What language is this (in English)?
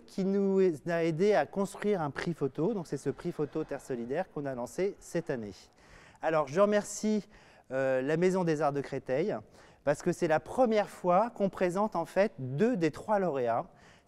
French